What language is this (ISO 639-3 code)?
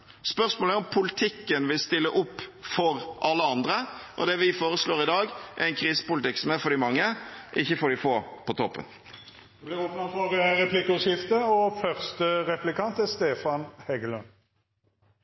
nor